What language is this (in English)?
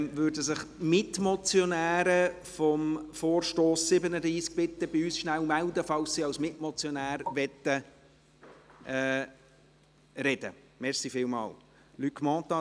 Swiss German